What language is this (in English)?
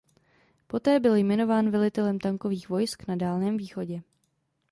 Czech